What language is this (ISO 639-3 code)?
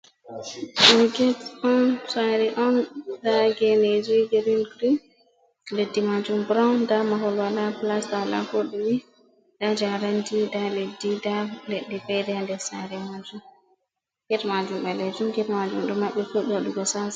ful